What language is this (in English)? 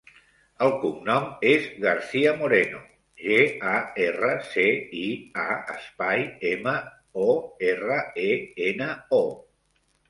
Catalan